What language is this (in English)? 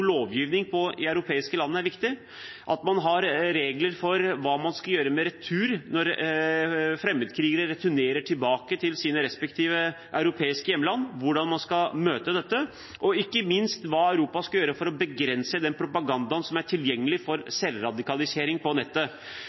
Norwegian Bokmål